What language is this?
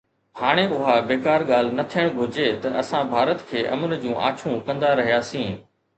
Sindhi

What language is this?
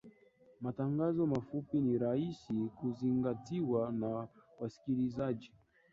Swahili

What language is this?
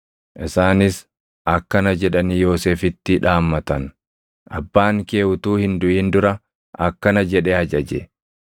Oromo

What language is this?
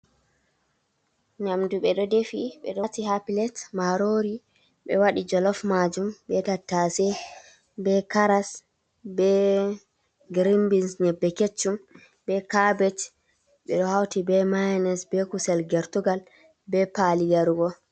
Fula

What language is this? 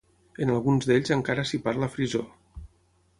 Catalan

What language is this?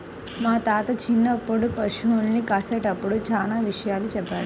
Telugu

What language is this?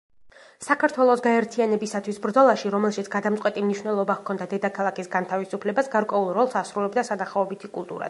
Georgian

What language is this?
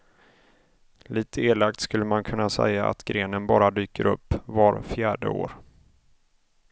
Swedish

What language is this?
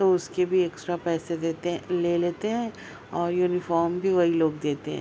Urdu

